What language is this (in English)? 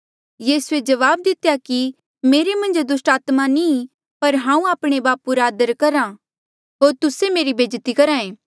Mandeali